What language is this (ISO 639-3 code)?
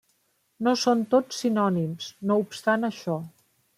cat